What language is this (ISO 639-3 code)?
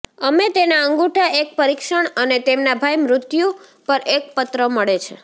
guj